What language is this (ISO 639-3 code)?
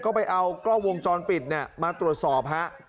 tha